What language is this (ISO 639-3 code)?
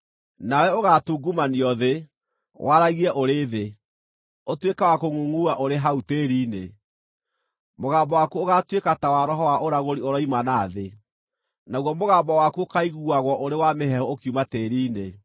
kik